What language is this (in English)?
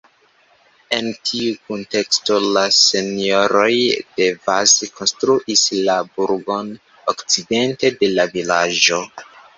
Esperanto